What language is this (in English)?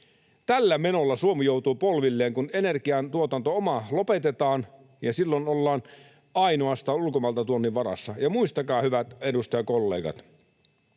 Finnish